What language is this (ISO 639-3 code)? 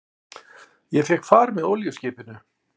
isl